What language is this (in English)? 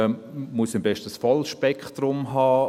Swiss German